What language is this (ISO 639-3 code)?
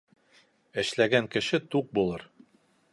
bak